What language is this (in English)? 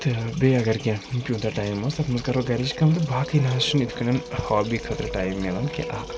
Kashmiri